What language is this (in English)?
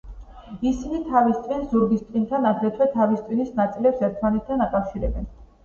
Georgian